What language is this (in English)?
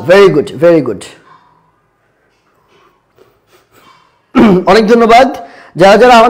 Bangla